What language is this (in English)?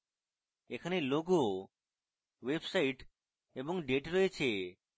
Bangla